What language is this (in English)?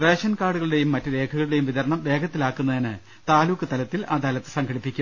Malayalam